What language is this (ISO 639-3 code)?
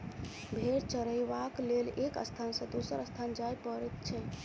mai